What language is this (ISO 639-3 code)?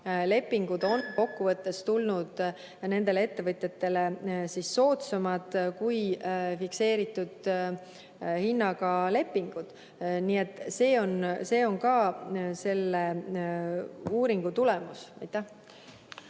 est